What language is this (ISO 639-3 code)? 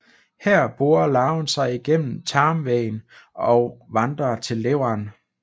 dan